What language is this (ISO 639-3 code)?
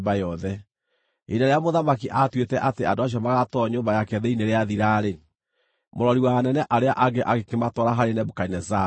kik